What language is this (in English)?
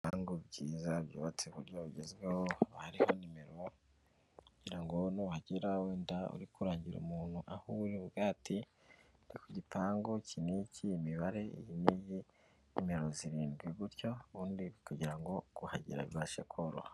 Kinyarwanda